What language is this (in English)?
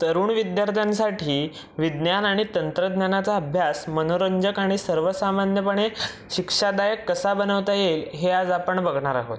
Marathi